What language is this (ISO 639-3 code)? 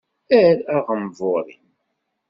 kab